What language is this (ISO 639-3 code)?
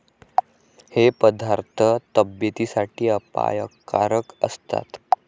mar